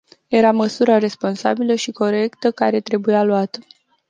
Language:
Romanian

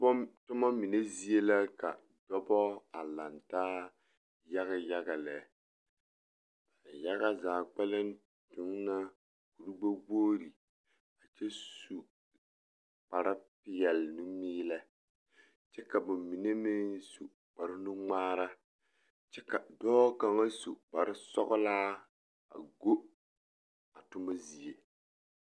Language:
Southern Dagaare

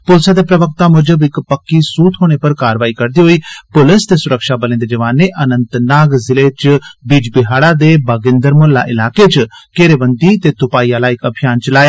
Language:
Dogri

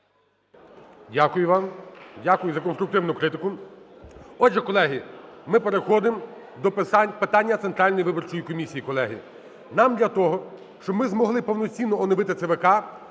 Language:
Ukrainian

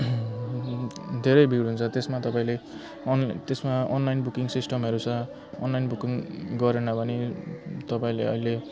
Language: Nepali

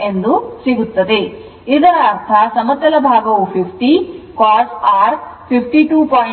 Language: Kannada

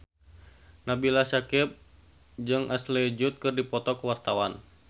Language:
Sundanese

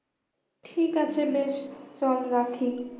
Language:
Bangla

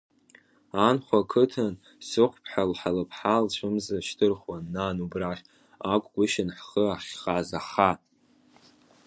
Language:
Abkhazian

